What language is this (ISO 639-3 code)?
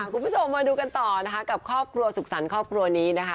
tha